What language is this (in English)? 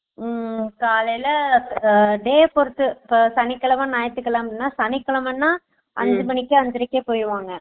Tamil